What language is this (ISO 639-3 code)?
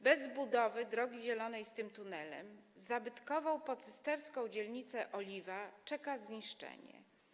pol